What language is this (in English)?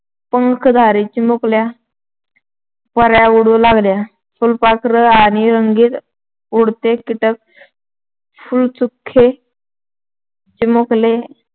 Marathi